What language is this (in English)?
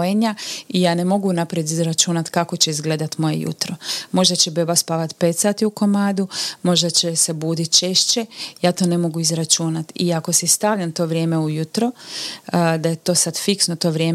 Croatian